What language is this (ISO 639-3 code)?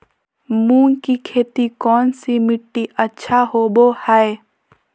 mag